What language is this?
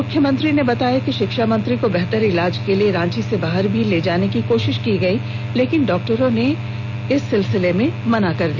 Hindi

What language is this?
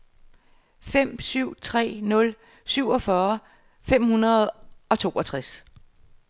Danish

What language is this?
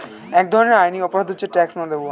Bangla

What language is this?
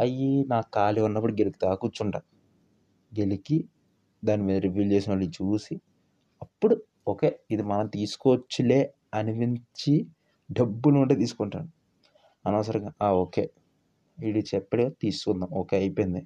Telugu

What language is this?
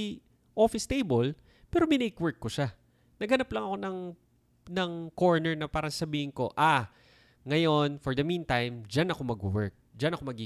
Filipino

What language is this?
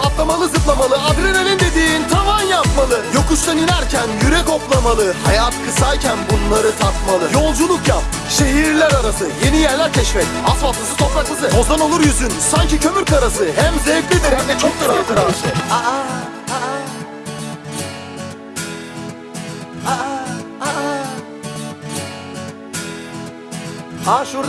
Turkish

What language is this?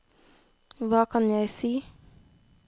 Norwegian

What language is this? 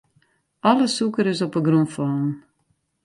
Western Frisian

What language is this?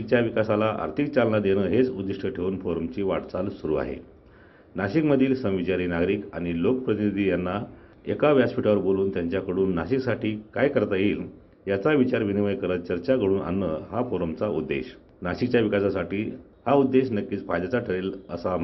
Romanian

